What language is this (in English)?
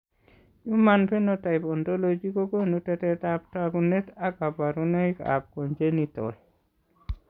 Kalenjin